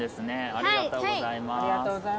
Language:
Japanese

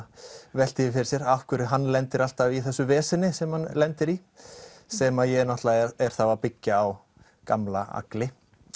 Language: Icelandic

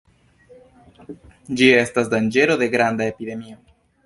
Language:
Esperanto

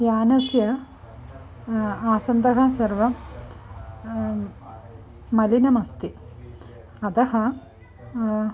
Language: Sanskrit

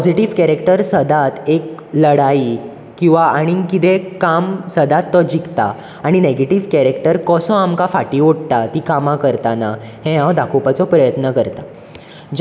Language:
Konkani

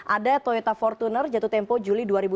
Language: Indonesian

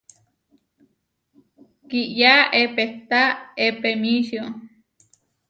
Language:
Huarijio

